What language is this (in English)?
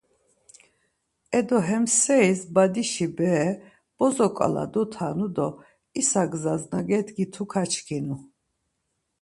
Laz